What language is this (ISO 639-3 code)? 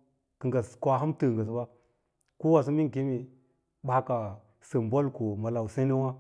lla